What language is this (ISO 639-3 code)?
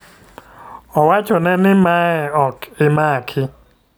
luo